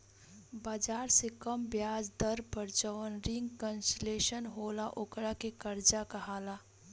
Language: Bhojpuri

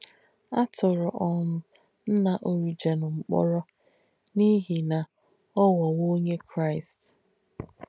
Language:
Igbo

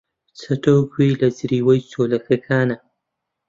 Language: Central Kurdish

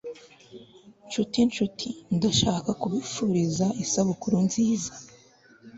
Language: Kinyarwanda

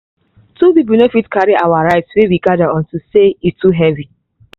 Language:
Nigerian Pidgin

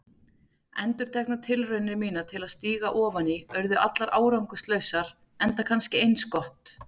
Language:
Icelandic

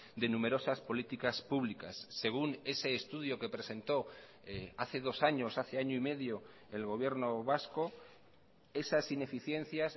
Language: Spanish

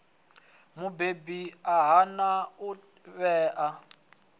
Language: Venda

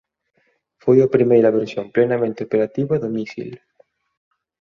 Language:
Galician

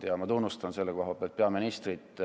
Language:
Estonian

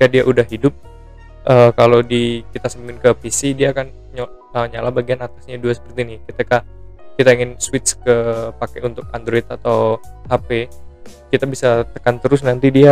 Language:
Indonesian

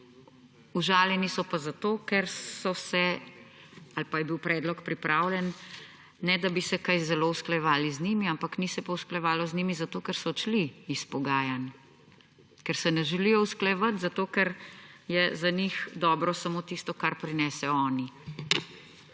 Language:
Slovenian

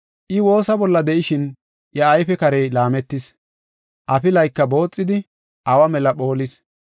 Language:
Gofa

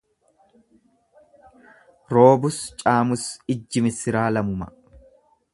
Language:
Oromo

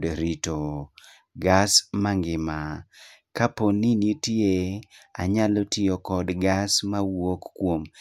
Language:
Luo (Kenya and Tanzania)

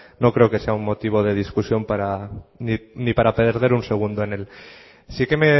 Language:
Spanish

